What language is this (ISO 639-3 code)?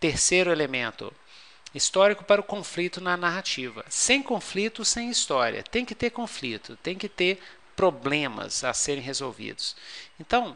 por